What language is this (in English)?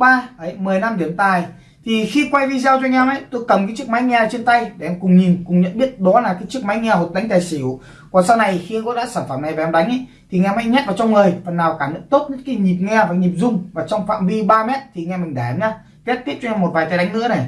Vietnamese